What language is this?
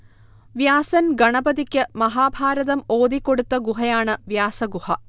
Malayalam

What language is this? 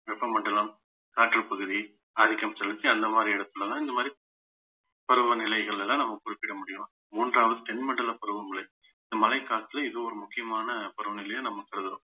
Tamil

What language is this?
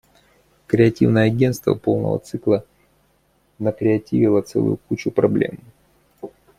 Russian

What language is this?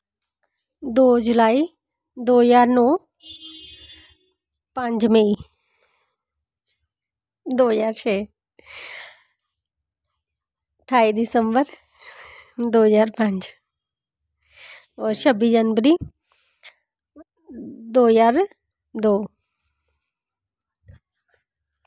Dogri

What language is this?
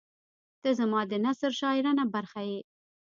Pashto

